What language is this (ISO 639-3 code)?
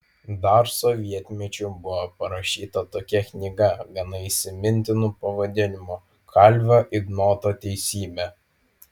lit